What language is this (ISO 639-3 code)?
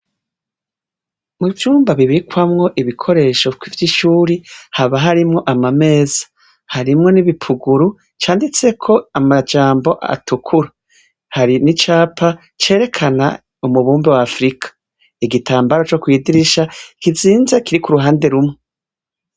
run